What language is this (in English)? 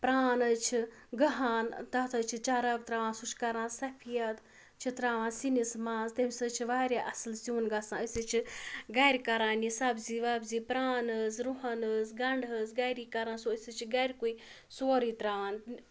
Kashmiri